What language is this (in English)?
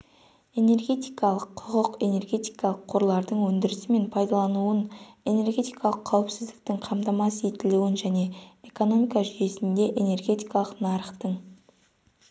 Kazakh